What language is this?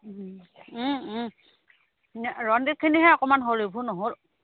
Assamese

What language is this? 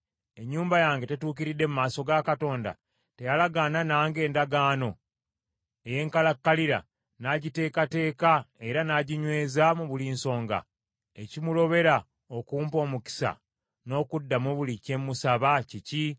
Ganda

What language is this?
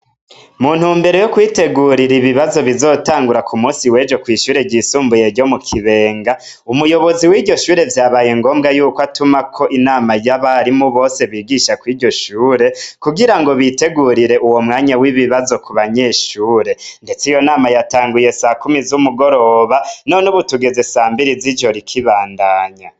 Rundi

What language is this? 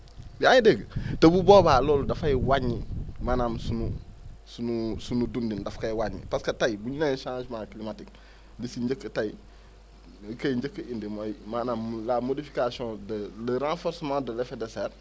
Wolof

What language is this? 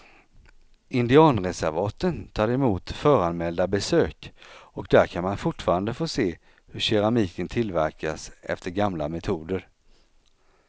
Swedish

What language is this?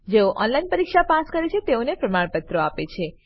Gujarati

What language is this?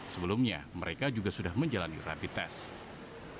Indonesian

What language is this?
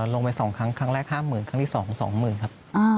Thai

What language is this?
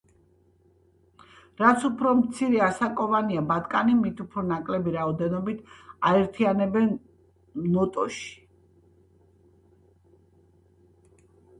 Georgian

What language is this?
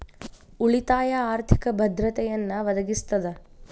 Kannada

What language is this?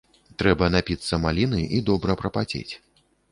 Belarusian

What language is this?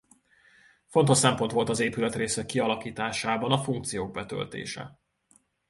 Hungarian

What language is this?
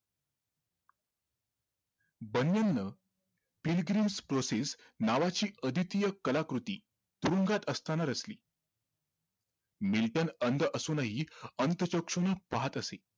Marathi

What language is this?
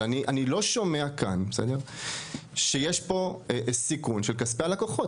Hebrew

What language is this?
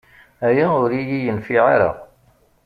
Kabyle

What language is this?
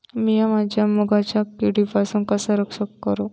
Marathi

